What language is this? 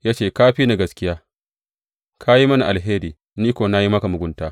Hausa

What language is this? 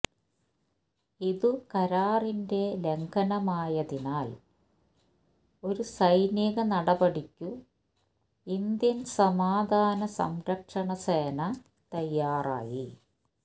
Malayalam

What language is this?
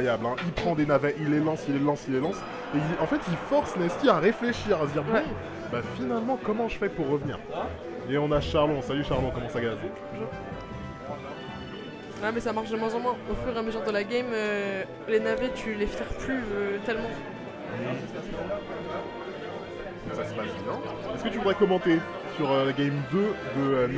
French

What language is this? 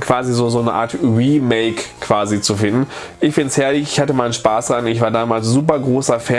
German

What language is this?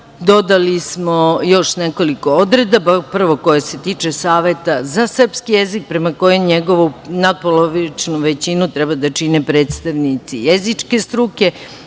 Serbian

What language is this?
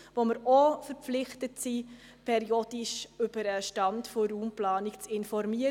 Swiss German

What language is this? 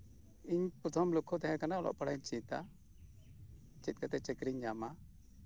Santali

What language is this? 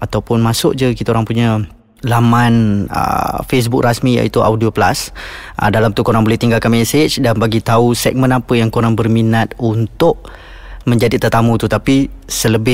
Malay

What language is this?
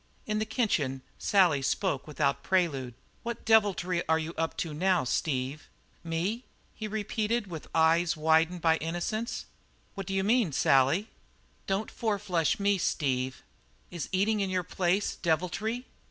English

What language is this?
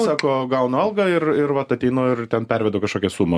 Lithuanian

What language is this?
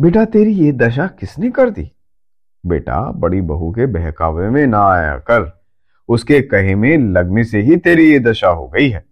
Hindi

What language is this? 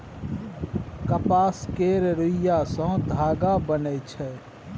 Maithili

